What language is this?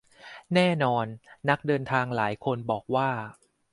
Thai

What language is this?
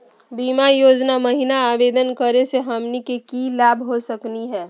Magahi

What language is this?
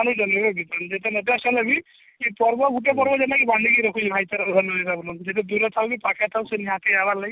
Odia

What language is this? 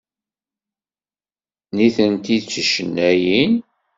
Kabyle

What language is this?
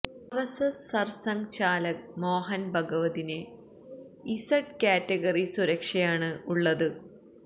Malayalam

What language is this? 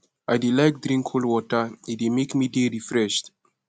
Nigerian Pidgin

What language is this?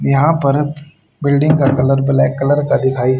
Hindi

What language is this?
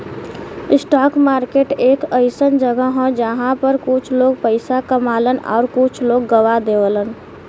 Bhojpuri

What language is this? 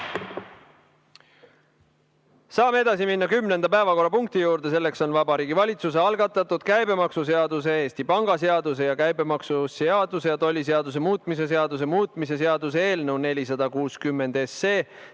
Estonian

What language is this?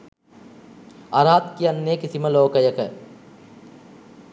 Sinhala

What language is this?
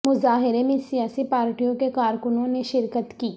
Urdu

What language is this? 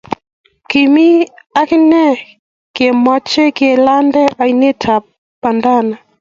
Kalenjin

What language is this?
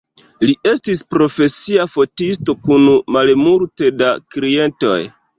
Esperanto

